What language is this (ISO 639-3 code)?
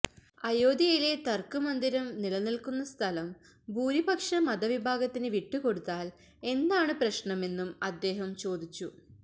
mal